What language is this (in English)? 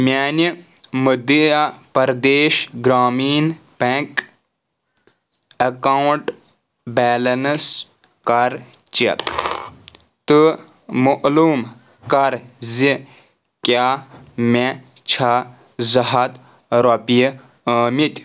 Kashmiri